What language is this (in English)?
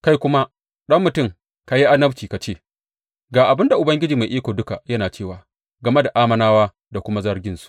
Hausa